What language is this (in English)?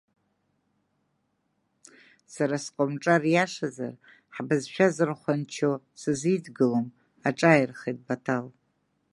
Abkhazian